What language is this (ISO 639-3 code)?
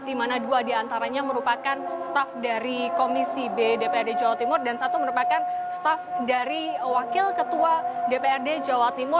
ind